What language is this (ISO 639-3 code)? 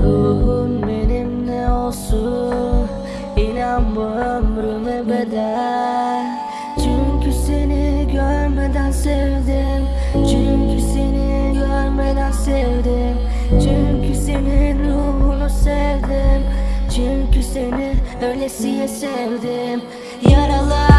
tur